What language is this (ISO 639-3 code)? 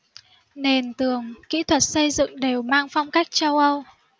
vie